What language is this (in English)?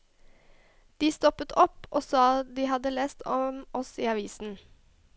Norwegian